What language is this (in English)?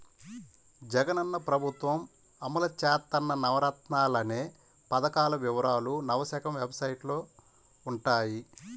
Telugu